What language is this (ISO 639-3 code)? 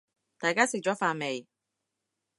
yue